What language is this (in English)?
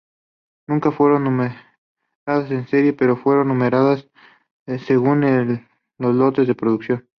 Spanish